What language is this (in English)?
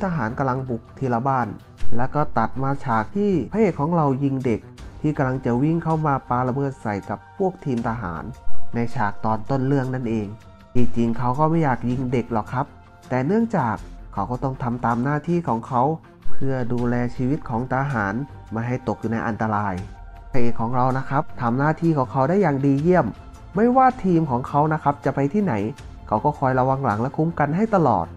Thai